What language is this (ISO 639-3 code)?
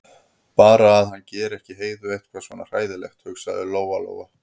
isl